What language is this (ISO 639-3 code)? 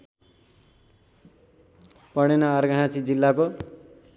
nep